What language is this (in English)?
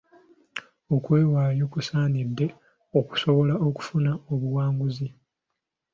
Ganda